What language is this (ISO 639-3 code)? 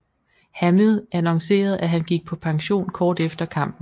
dan